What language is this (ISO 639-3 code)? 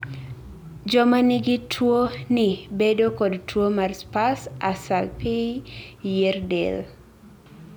luo